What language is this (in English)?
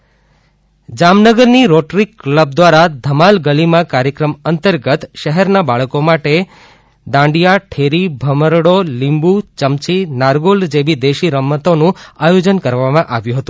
Gujarati